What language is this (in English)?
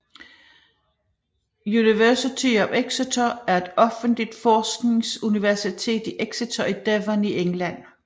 Danish